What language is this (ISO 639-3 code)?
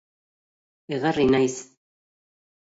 eus